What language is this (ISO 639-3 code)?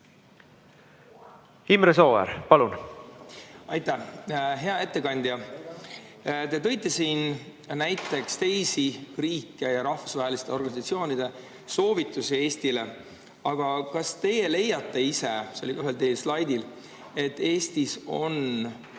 est